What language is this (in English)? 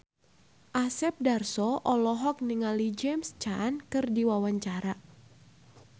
Sundanese